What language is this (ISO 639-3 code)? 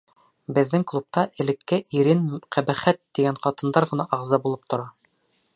bak